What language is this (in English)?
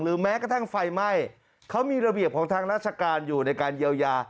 Thai